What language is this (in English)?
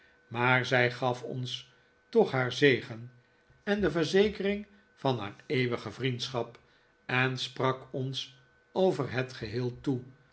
Dutch